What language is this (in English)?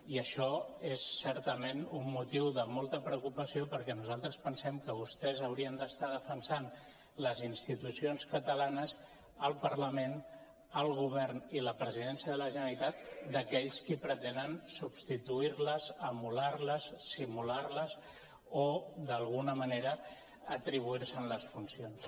Catalan